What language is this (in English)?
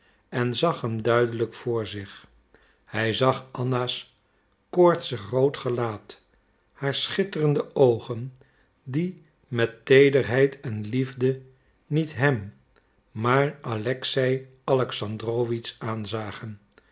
Dutch